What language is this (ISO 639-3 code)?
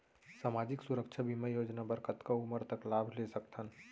hne